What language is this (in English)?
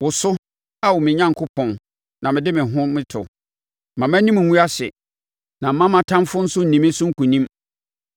Akan